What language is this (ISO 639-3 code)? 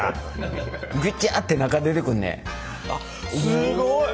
jpn